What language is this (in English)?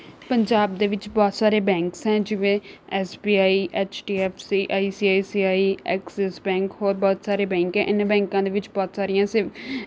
Punjabi